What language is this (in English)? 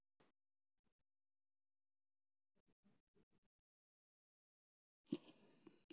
Somali